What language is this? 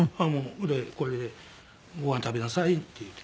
Japanese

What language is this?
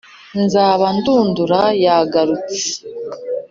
Kinyarwanda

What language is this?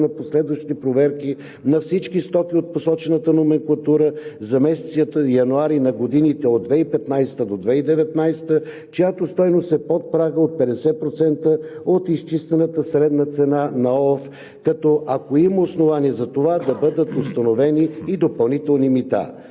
Bulgarian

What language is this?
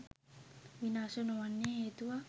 Sinhala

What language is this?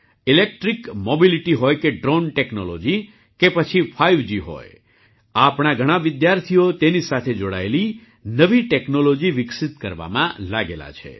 Gujarati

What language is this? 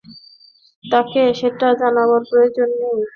Bangla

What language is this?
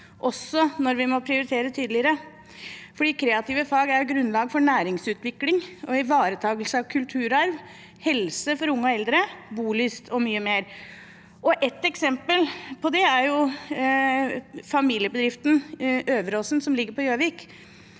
Norwegian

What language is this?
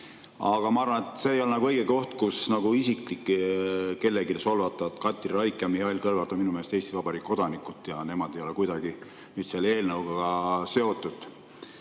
Estonian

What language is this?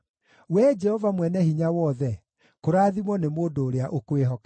Kikuyu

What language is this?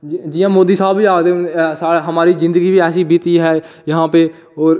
Dogri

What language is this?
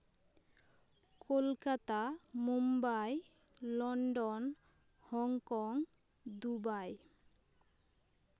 Santali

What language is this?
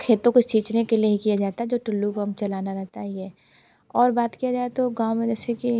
Hindi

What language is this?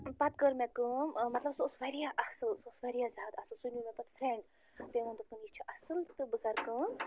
Kashmiri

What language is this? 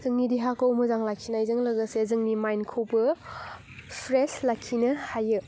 Bodo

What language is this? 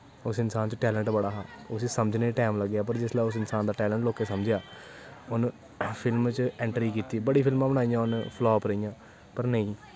Dogri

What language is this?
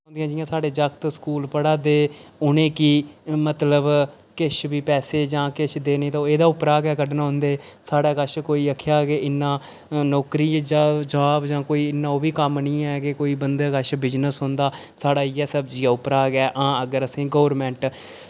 Dogri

